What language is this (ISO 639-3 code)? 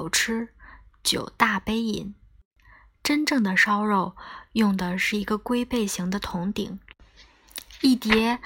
zho